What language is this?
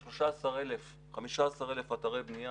Hebrew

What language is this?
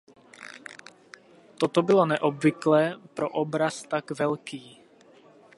Czech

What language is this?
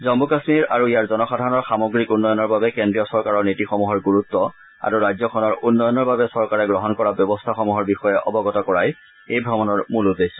Assamese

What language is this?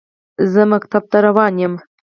Pashto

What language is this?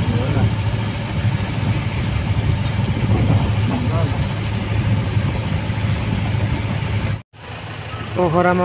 Thai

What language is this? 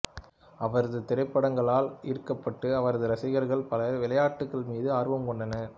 Tamil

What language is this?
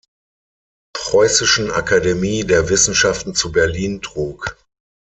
German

